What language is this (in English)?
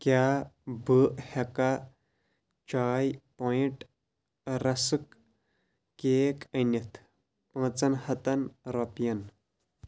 Kashmiri